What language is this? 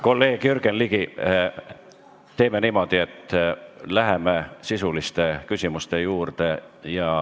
Estonian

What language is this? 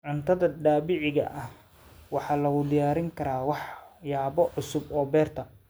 Somali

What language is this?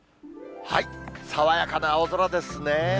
Japanese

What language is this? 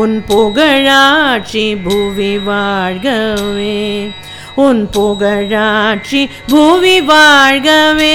Tamil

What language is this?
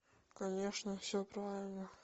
Russian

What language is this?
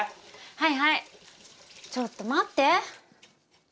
Japanese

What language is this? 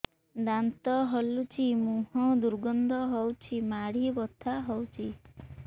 Odia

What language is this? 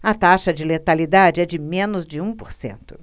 Portuguese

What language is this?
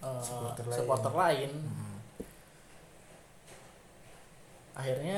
Indonesian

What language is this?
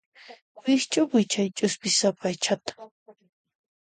Puno Quechua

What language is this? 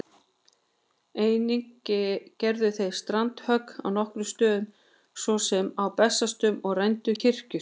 Icelandic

